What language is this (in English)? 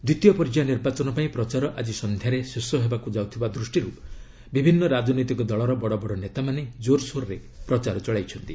Odia